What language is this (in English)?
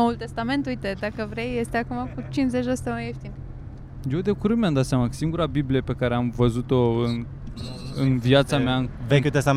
Romanian